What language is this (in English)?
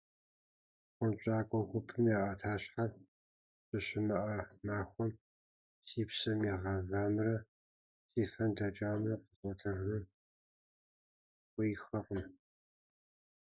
Kabardian